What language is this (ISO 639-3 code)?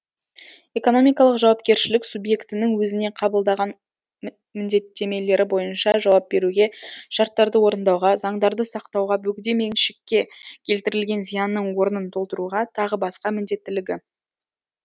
kaz